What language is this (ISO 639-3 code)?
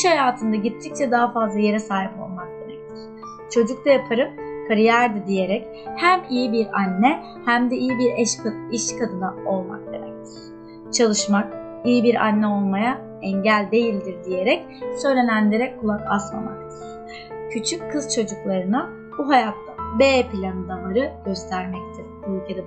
tur